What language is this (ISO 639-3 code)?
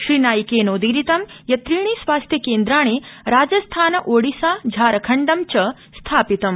san